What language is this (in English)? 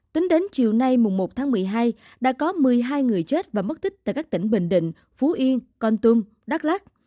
Vietnamese